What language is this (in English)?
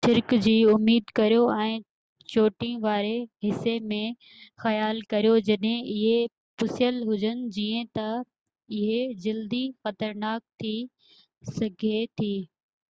Sindhi